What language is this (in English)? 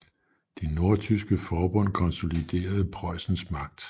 Danish